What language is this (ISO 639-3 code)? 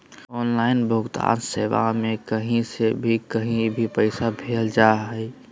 mag